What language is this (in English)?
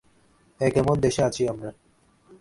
Bangla